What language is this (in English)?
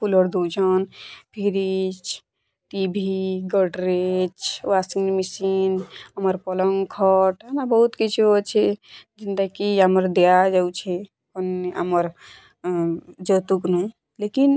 Odia